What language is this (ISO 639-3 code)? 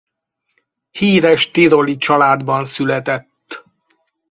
hun